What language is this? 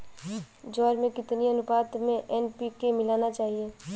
Hindi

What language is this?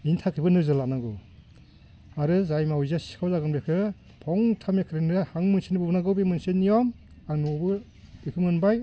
Bodo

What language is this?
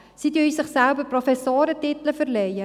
Swiss German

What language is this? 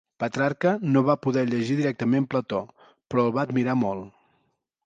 Catalan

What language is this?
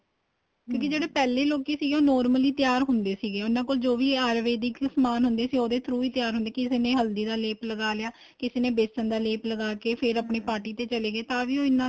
Punjabi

